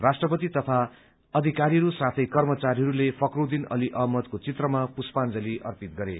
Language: Nepali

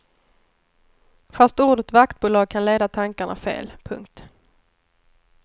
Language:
Swedish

